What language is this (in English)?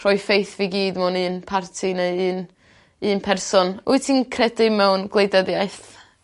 Welsh